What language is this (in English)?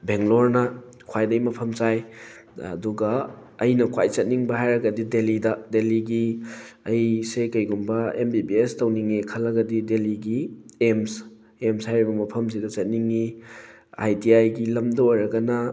Manipuri